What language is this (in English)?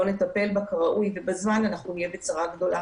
Hebrew